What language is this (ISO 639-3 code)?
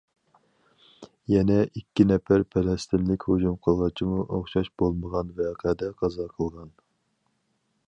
uig